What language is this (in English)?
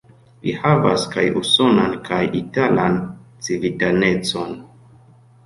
Esperanto